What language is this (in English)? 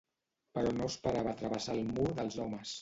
Catalan